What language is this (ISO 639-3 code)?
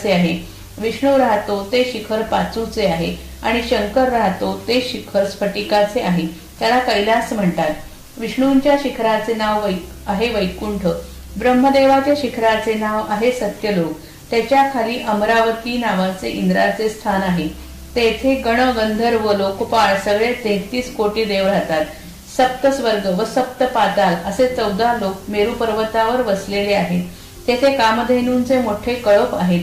mar